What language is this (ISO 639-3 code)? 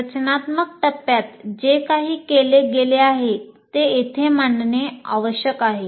mar